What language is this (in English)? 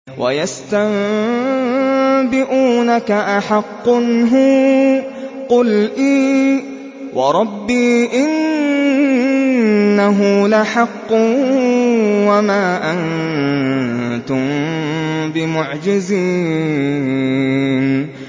Arabic